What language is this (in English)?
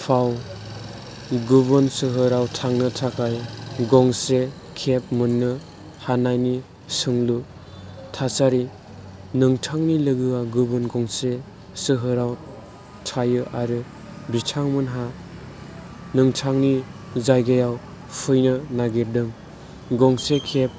Bodo